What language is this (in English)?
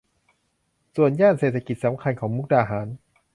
Thai